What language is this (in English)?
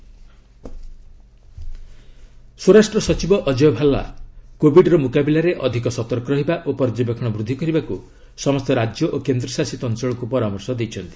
Odia